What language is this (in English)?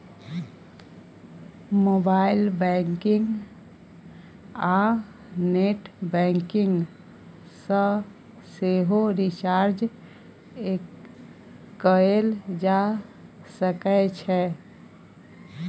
Maithili